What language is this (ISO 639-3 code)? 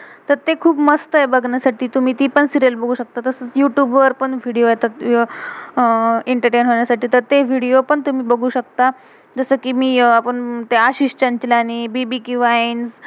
mar